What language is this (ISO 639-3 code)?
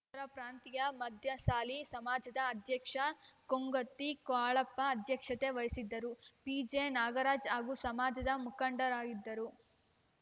kan